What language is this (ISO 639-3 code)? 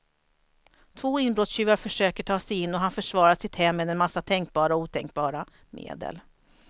swe